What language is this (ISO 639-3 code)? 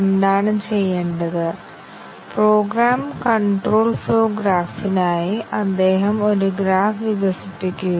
mal